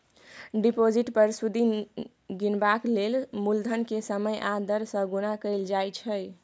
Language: Maithili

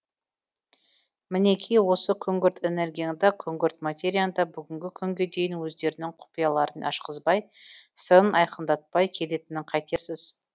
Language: Kazakh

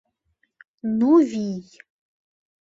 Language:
Mari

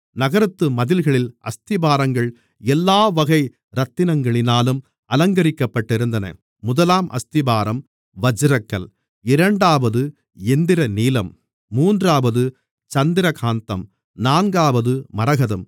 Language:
Tamil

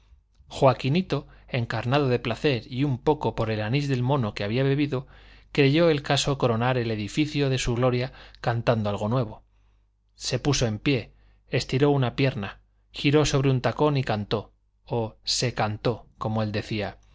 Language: Spanish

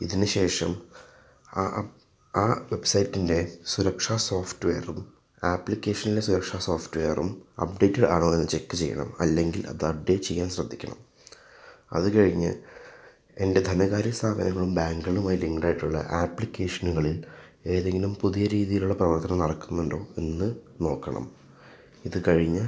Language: Malayalam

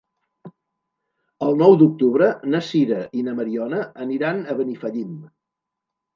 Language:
Catalan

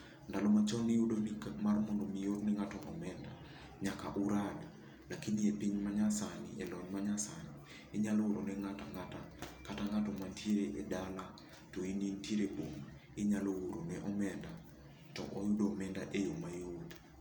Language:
Luo (Kenya and Tanzania)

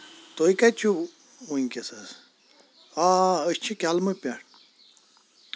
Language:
Kashmiri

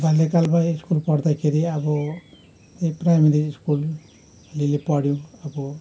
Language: Nepali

